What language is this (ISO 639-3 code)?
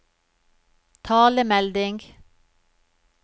nor